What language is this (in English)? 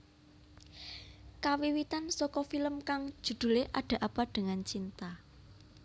Javanese